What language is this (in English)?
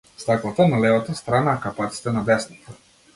Macedonian